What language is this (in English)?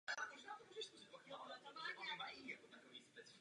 Czech